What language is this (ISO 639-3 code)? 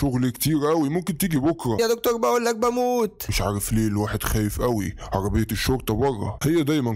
ara